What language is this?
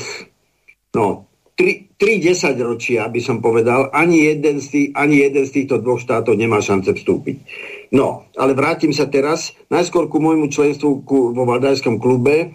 Slovak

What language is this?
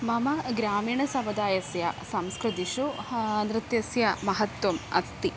Sanskrit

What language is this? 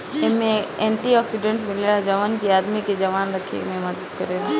Bhojpuri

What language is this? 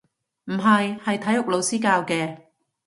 Cantonese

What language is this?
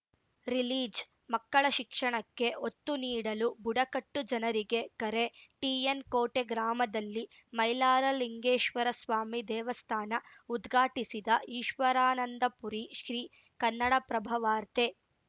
Kannada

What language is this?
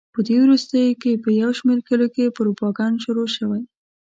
Pashto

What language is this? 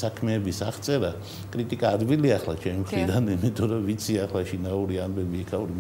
Romanian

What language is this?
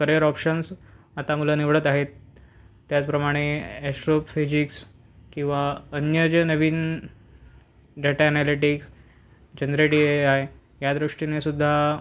Marathi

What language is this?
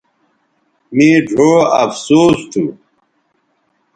Bateri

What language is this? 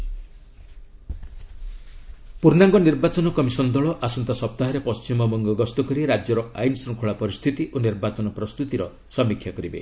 Odia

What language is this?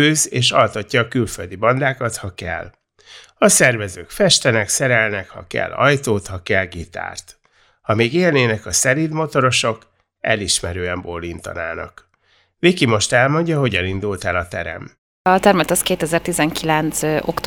Hungarian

